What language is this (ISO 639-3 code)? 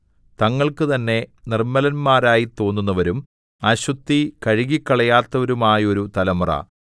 mal